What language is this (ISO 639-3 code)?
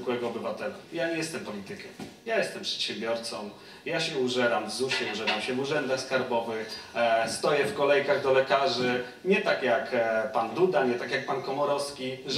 pol